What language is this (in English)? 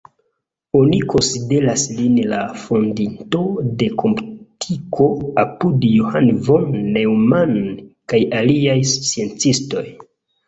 Esperanto